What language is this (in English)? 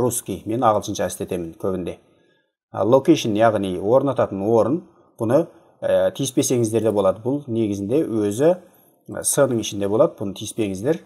Turkish